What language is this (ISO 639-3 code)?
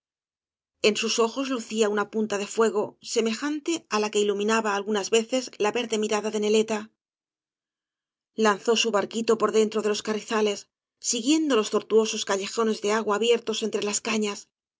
spa